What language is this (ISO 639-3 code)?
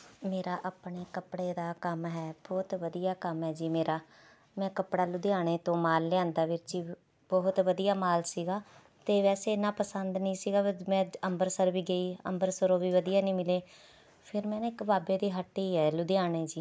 pan